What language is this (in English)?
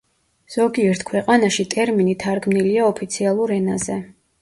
Georgian